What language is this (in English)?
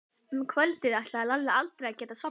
Icelandic